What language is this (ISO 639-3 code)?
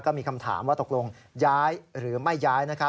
tha